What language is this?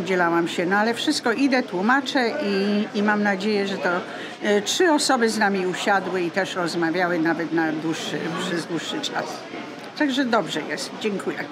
Polish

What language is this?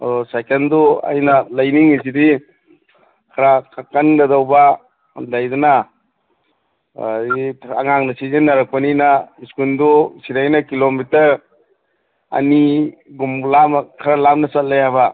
Manipuri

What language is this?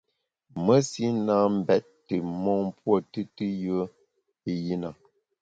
Bamun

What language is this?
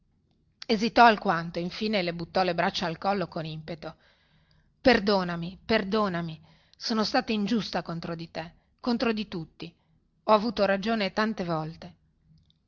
Italian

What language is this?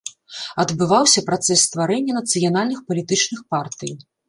Belarusian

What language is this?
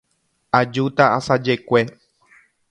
Guarani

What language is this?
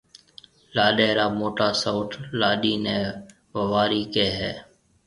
Marwari (Pakistan)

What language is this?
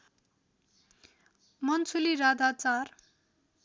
Nepali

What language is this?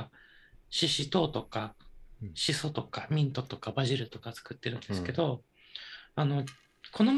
Japanese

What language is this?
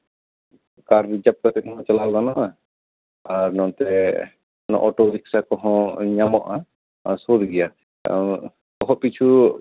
Santali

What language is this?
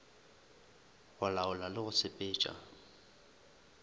Northern Sotho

